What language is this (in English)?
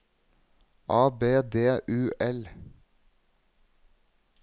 Norwegian